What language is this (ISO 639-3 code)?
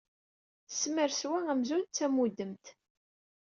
kab